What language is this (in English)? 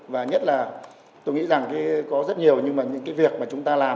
Vietnamese